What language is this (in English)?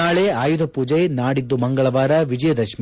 Kannada